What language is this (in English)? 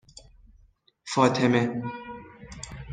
Persian